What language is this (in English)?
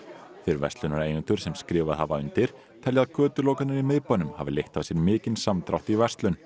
Icelandic